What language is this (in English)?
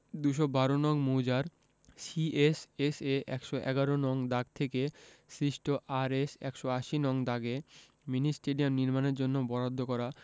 Bangla